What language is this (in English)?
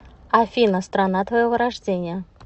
Russian